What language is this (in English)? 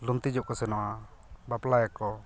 Santali